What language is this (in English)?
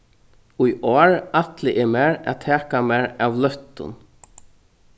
Faroese